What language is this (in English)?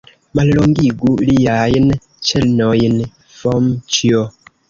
Esperanto